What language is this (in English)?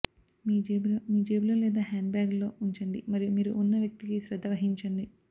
Telugu